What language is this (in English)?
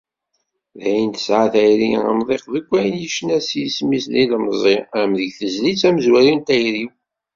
Kabyle